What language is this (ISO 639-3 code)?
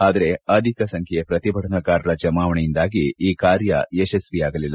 kan